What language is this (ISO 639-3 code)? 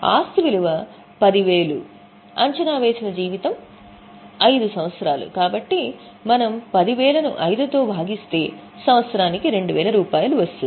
tel